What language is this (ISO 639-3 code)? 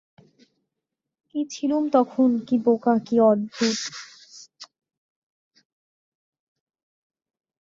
ben